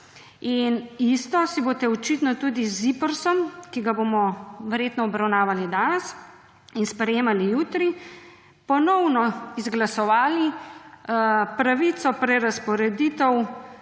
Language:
Slovenian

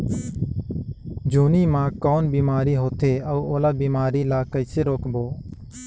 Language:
Chhattisgarhi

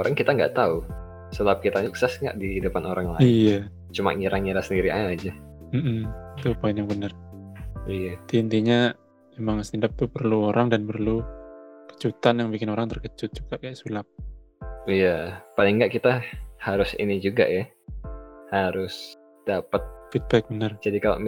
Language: Indonesian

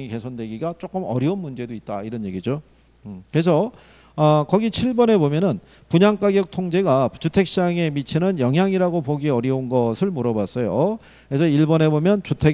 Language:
Korean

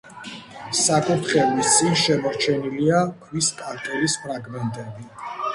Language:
Georgian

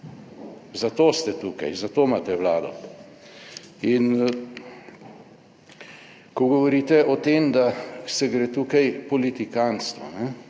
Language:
Slovenian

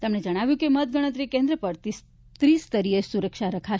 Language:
Gujarati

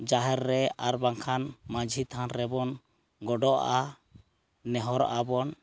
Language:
Santali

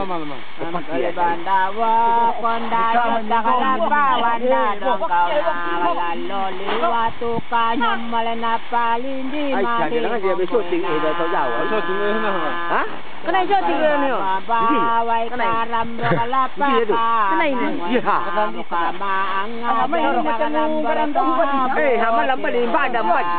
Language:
Vietnamese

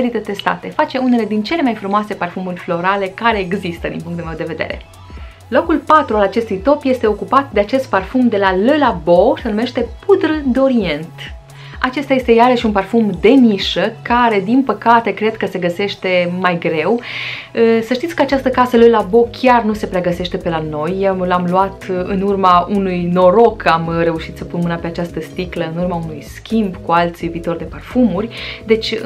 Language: Romanian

